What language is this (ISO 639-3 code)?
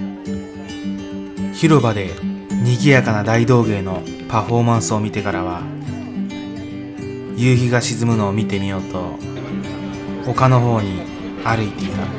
jpn